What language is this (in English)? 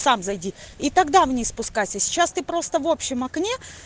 Russian